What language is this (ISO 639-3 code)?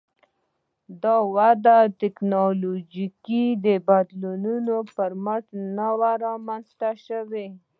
pus